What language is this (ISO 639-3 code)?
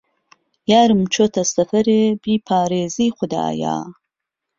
ckb